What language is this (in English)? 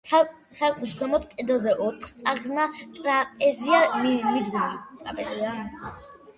Georgian